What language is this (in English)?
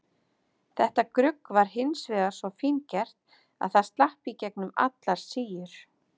Icelandic